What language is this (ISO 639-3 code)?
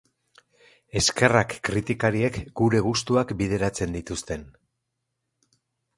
eus